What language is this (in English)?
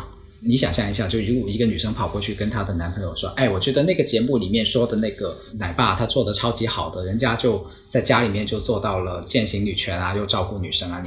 Chinese